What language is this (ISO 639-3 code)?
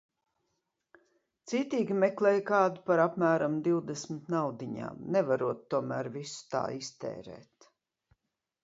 lav